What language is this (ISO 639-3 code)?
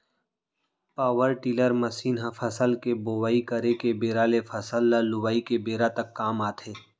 hne